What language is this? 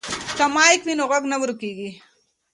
Pashto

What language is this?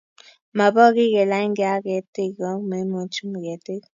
Kalenjin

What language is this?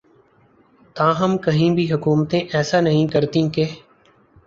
Urdu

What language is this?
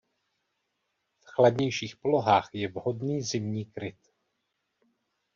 Czech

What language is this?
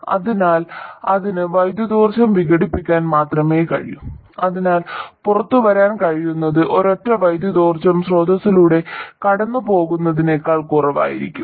Malayalam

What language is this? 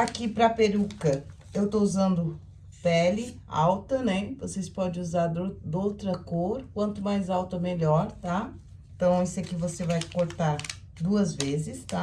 Portuguese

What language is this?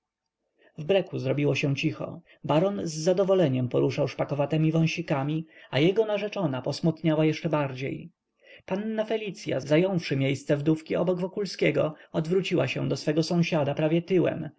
Polish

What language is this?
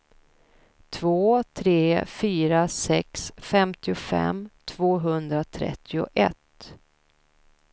Swedish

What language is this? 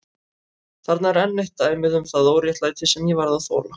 Icelandic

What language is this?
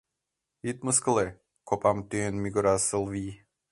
Mari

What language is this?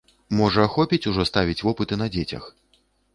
Belarusian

